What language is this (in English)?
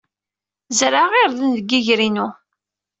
Kabyle